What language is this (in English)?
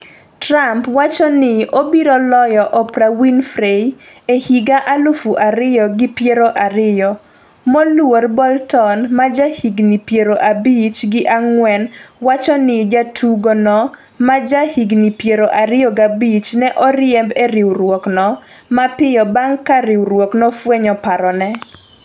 Luo (Kenya and Tanzania)